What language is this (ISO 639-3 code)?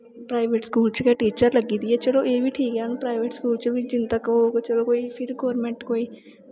doi